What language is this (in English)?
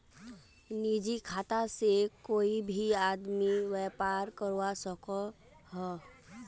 Magahi